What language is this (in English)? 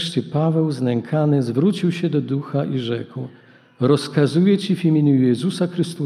Polish